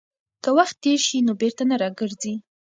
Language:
Pashto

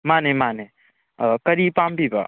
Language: Manipuri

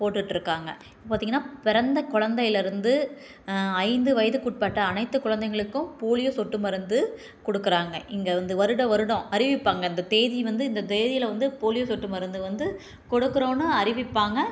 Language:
Tamil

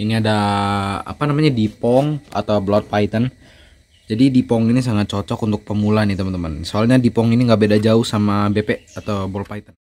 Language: Indonesian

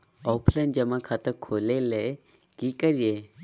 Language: Magahi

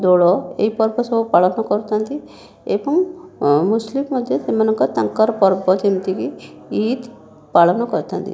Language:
Odia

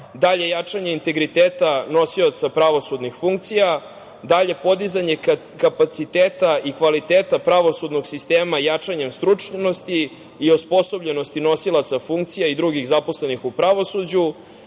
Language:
Serbian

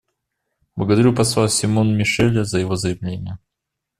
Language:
Russian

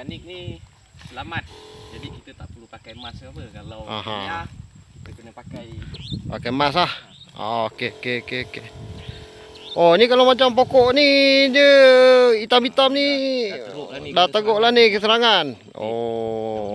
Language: Malay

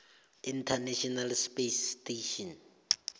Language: South Ndebele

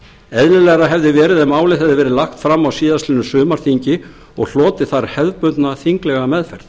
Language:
Icelandic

